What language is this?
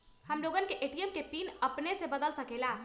Magahi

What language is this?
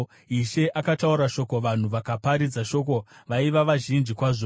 Shona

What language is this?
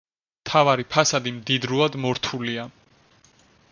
Georgian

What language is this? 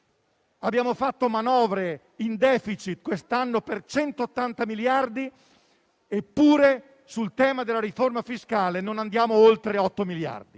Italian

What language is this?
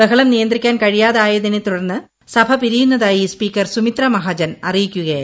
Malayalam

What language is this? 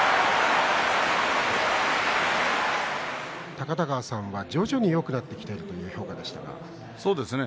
Japanese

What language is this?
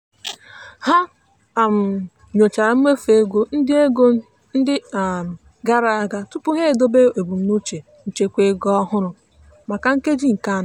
Igbo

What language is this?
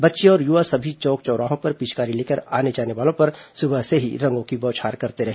Hindi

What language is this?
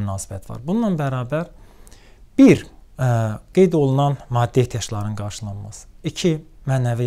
Turkish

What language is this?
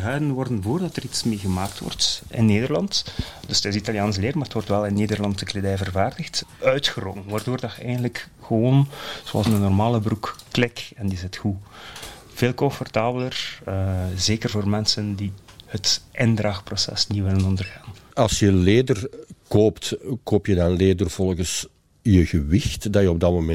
Dutch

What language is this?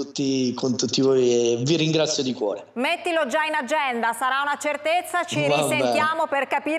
Italian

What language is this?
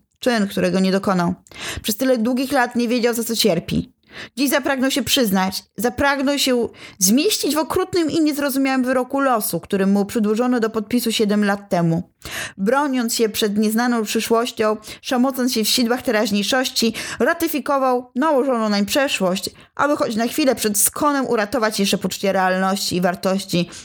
Polish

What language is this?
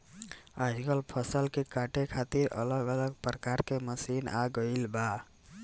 Bhojpuri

